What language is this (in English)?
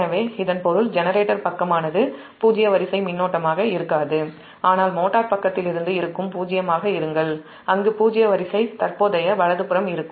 Tamil